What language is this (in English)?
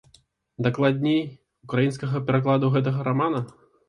Belarusian